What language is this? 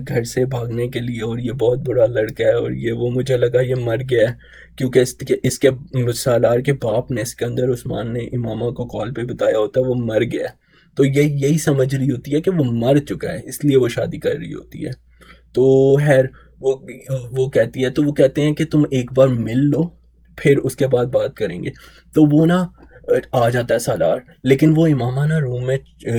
Urdu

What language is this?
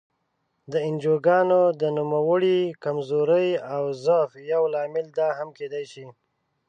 Pashto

